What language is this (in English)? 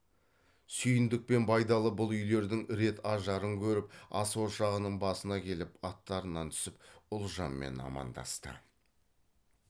Kazakh